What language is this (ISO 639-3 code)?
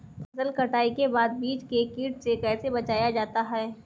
hin